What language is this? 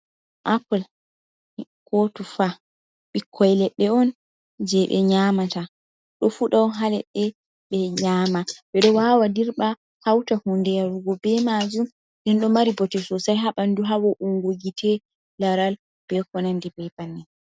Fula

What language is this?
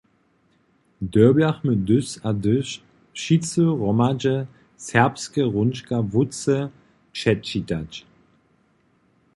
Upper Sorbian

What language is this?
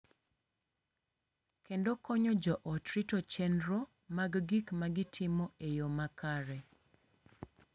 Luo (Kenya and Tanzania)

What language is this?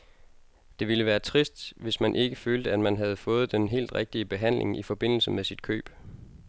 Danish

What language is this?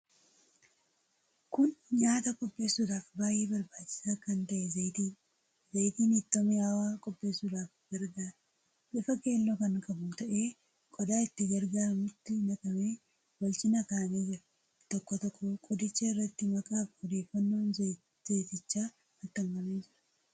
Oromo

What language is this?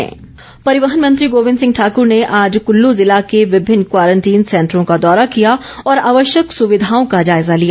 Hindi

